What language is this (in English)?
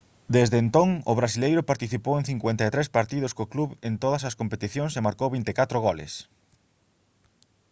Galician